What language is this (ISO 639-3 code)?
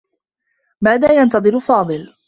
ara